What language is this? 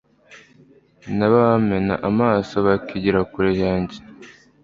Kinyarwanda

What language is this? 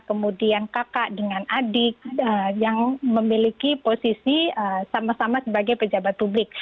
Indonesian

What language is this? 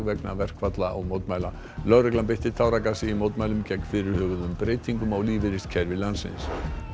Icelandic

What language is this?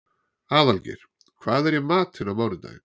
Icelandic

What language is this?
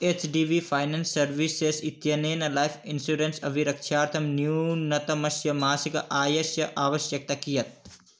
Sanskrit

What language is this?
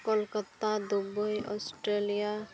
Santali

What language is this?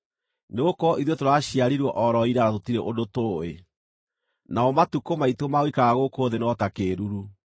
Kikuyu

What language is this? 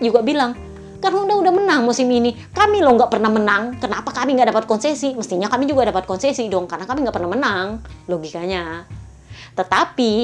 Indonesian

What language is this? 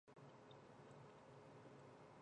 Chinese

